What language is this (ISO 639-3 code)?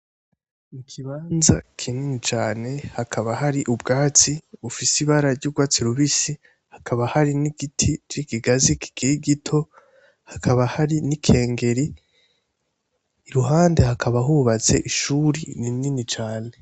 run